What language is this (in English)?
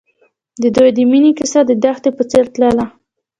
Pashto